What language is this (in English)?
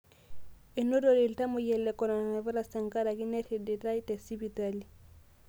Masai